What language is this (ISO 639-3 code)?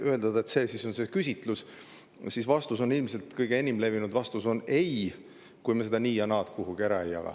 est